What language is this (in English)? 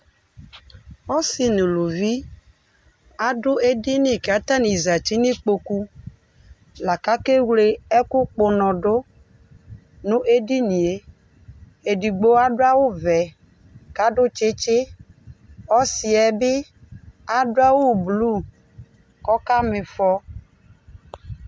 Ikposo